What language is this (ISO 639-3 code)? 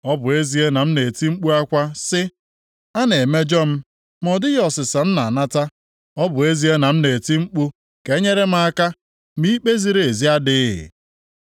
ibo